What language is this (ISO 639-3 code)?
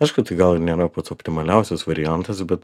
lit